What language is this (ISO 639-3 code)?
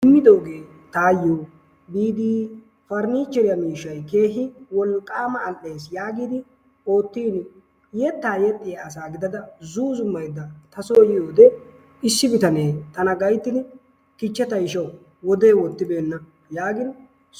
wal